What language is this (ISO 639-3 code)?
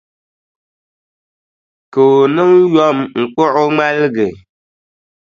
dag